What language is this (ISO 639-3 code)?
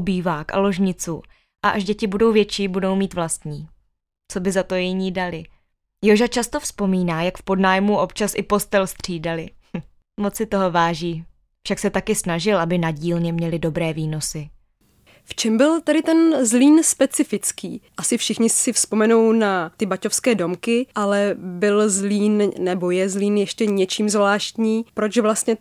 ces